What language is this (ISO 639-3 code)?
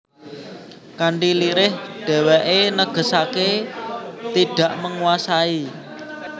jav